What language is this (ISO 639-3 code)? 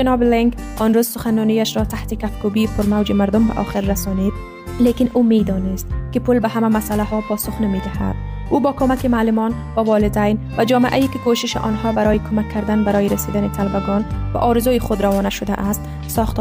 fas